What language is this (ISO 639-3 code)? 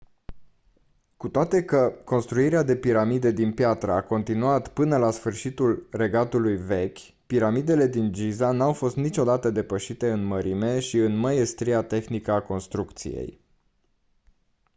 ron